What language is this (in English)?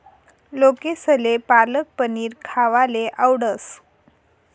Marathi